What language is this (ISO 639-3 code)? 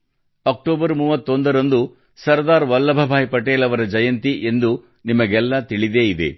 kan